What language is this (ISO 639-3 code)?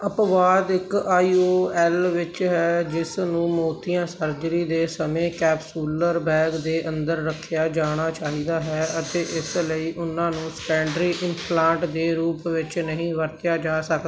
pan